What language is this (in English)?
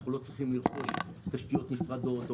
Hebrew